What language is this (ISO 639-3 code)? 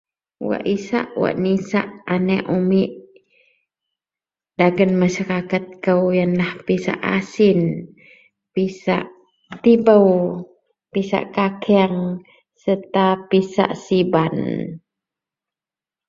mel